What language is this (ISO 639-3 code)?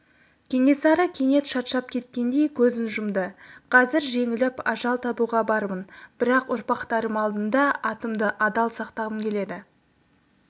kaz